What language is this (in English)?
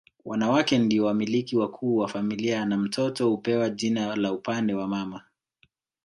Swahili